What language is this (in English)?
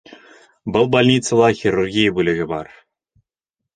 Bashkir